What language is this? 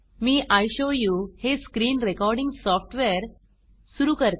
Marathi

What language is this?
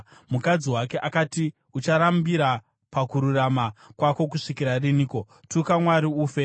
Shona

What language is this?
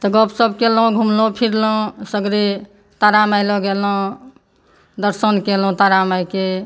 Maithili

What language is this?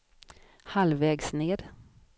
Swedish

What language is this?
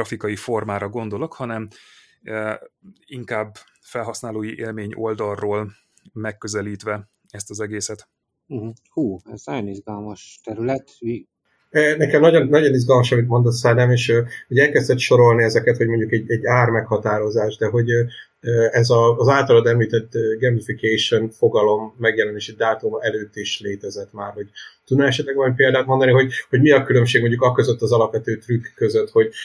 Hungarian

